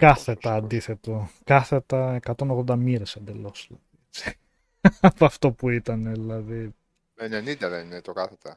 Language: Greek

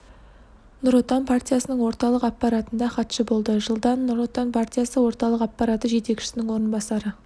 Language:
Kazakh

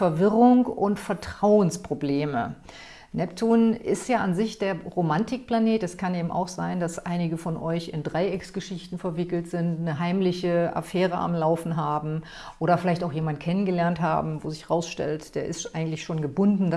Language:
German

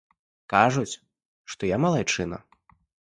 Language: Belarusian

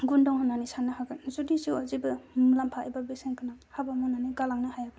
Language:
Bodo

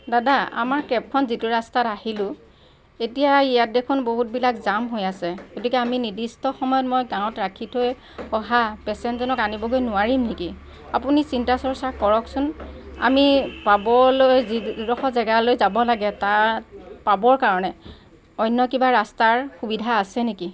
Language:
Assamese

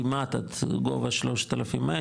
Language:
Hebrew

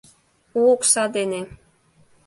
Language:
Mari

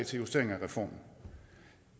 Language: Danish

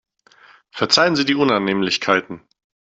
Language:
German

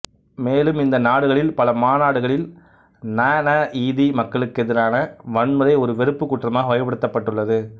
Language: Tamil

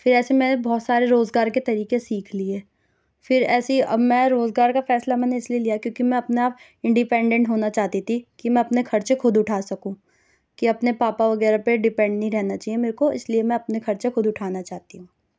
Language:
Urdu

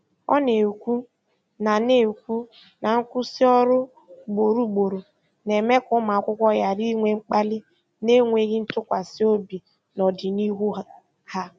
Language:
Igbo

